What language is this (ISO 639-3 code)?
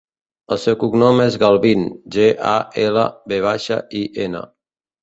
cat